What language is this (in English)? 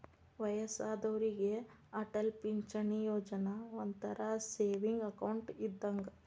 Kannada